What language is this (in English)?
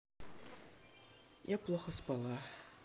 Russian